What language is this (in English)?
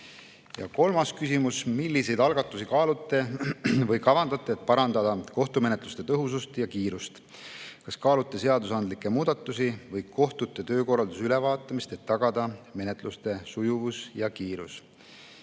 Estonian